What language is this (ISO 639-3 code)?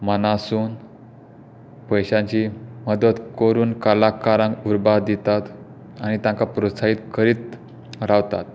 kok